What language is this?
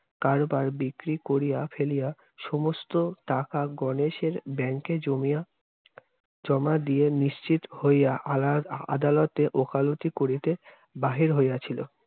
Bangla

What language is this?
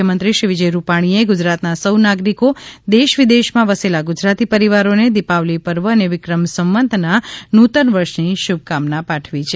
Gujarati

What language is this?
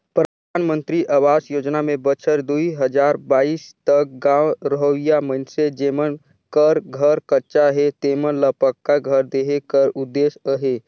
Chhattisgarhi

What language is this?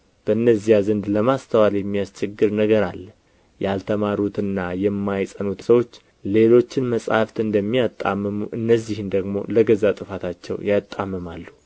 Amharic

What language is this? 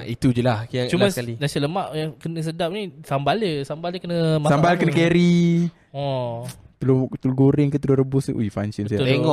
Malay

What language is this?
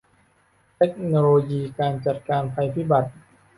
Thai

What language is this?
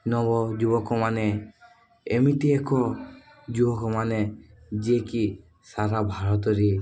Odia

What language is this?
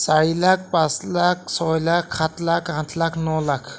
Assamese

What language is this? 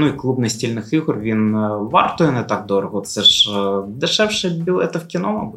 Ukrainian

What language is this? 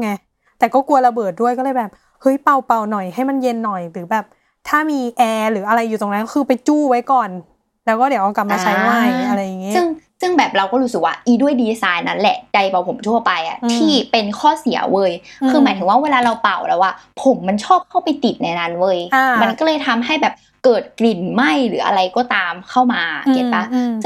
Thai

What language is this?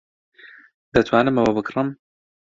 Central Kurdish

